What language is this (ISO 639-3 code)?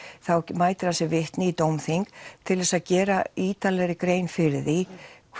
isl